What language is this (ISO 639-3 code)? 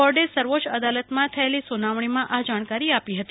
guj